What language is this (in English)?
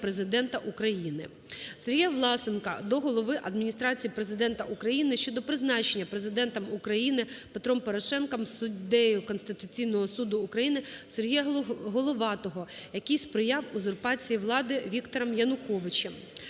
Ukrainian